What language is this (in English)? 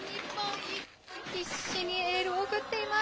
Japanese